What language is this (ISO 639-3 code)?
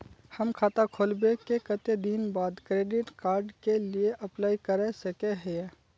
mag